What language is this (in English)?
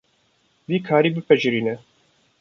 Kurdish